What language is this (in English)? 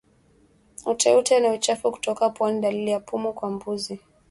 Swahili